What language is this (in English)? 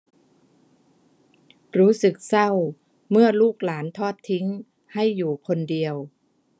Thai